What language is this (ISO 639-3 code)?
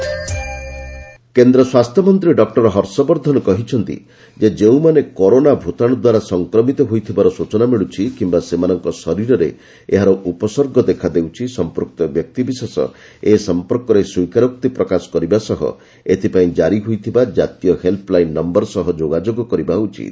ori